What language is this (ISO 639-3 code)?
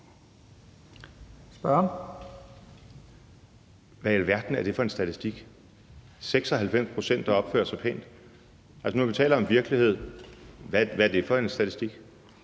dan